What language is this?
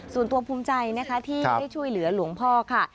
Thai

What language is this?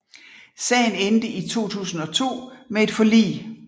Danish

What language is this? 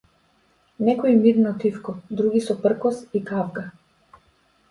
Macedonian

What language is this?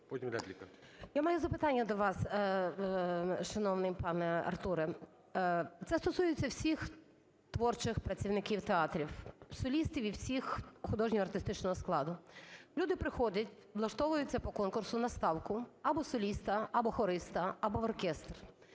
Ukrainian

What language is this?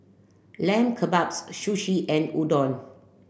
English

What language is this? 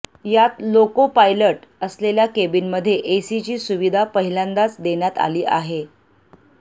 Marathi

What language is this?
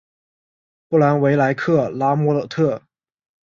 Chinese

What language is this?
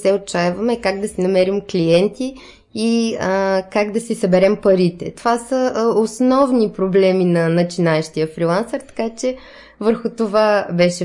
Bulgarian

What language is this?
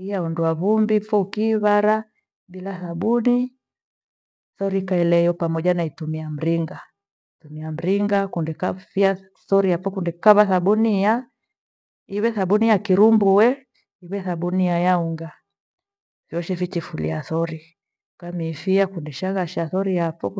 Gweno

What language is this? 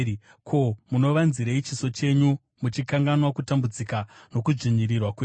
Shona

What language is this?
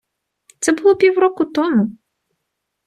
Ukrainian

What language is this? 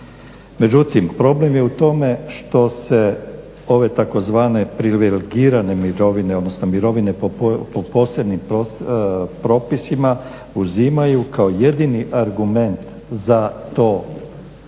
Croatian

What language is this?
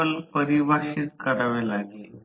Marathi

